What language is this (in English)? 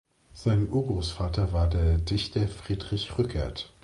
German